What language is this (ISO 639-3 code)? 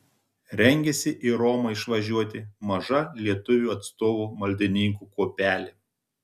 lit